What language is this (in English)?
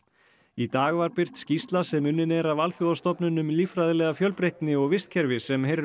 Icelandic